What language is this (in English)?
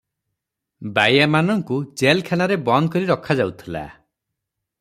Odia